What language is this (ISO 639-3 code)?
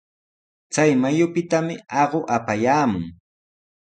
qws